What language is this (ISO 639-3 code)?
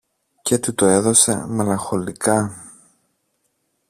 ell